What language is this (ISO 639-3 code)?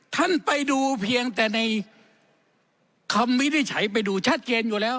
tha